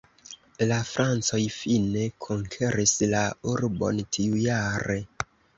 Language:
Esperanto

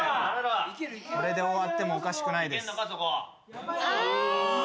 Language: Japanese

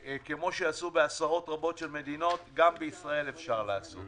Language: Hebrew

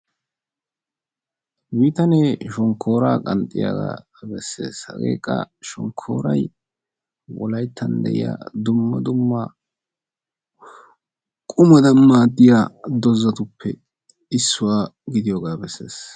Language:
Wolaytta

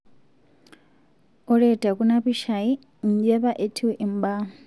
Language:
Masai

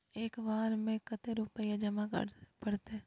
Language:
Magahi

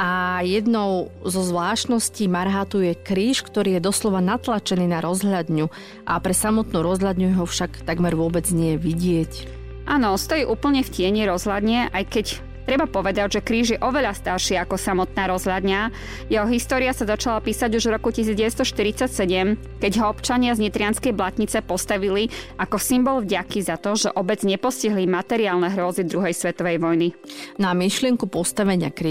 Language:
Slovak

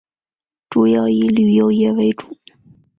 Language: Chinese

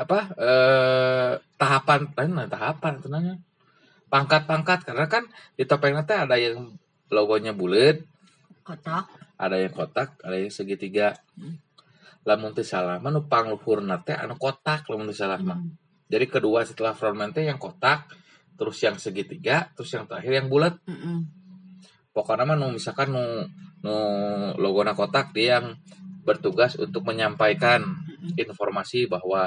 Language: Indonesian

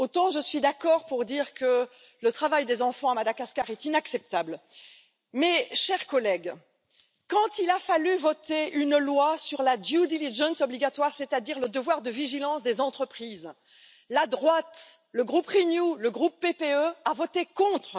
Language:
French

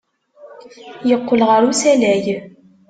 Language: Kabyle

